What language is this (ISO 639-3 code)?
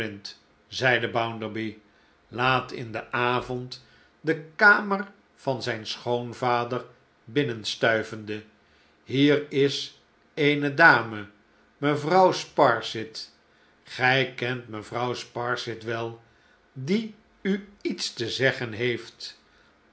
nld